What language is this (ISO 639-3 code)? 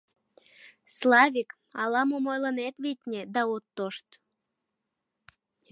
chm